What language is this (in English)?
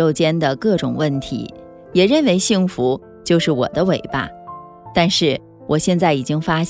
Chinese